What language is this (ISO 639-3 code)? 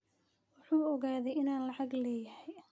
som